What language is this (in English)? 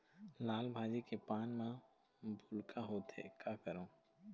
Chhattisgarhi